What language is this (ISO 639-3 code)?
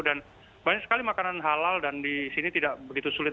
ind